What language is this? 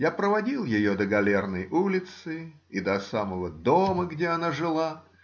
Russian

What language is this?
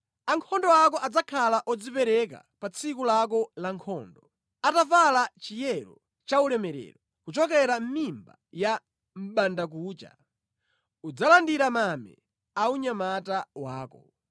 Nyanja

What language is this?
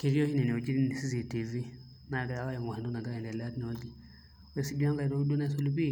Masai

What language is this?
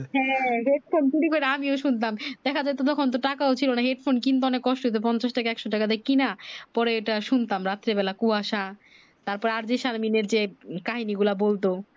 Bangla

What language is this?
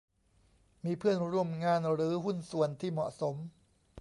Thai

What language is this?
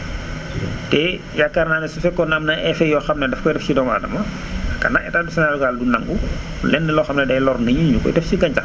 Wolof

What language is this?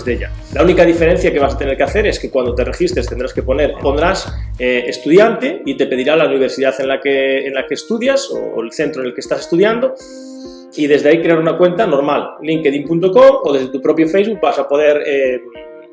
Spanish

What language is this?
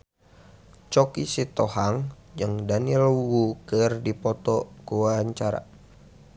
Sundanese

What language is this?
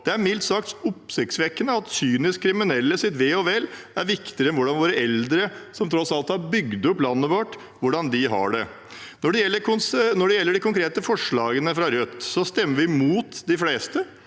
Norwegian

